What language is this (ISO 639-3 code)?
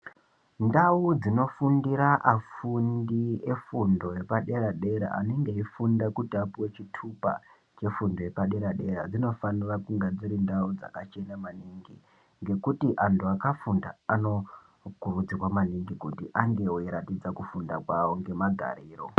ndc